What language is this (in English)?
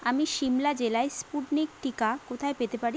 Bangla